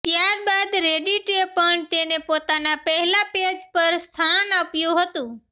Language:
Gujarati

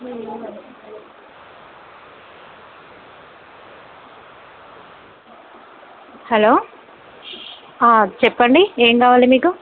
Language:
Telugu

